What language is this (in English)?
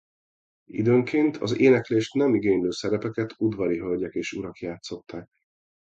Hungarian